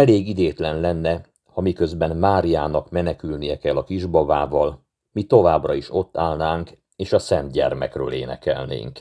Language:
Hungarian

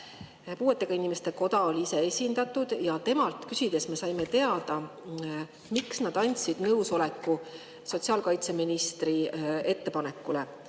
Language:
Estonian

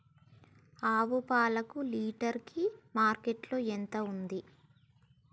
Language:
Telugu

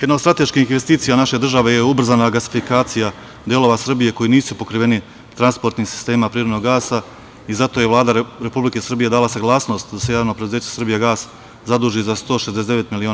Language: Serbian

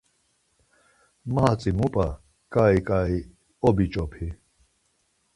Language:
Laz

